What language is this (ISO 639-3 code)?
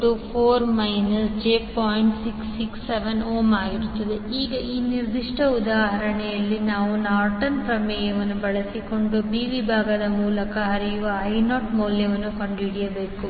kan